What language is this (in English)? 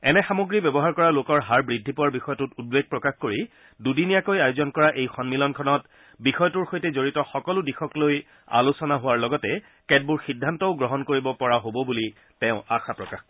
Assamese